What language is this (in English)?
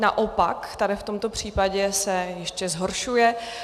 Czech